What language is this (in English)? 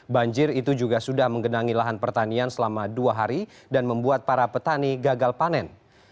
Indonesian